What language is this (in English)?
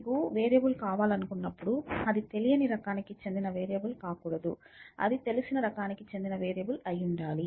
Telugu